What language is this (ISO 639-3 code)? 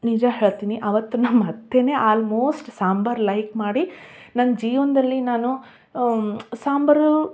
kan